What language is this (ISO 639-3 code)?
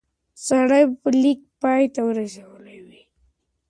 pus